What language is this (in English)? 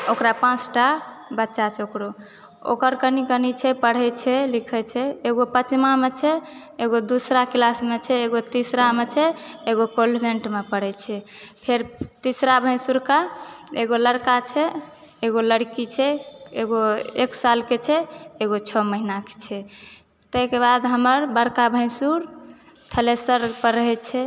Maithili